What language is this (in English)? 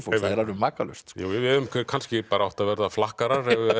Icelandic